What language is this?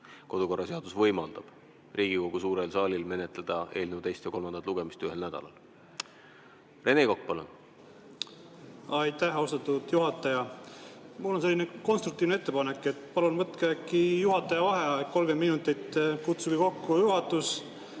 Estonian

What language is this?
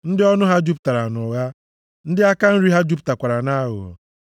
Igbo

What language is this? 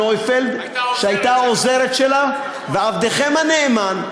Hebrew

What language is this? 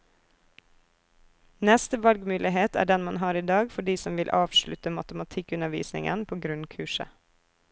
Norwegian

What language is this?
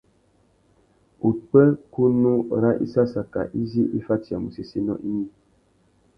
Tuki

